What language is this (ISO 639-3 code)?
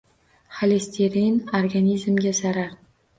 uzb